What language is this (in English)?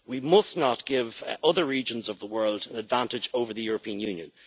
English